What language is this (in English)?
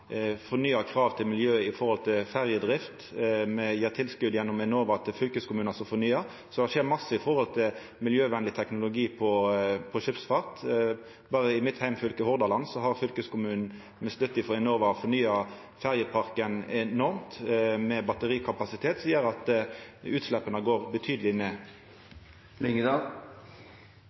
Norwegian Nynorsk